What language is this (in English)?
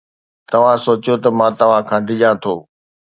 Sindhi